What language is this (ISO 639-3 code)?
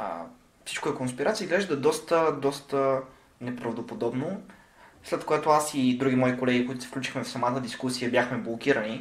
bul